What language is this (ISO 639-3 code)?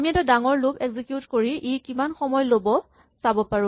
asm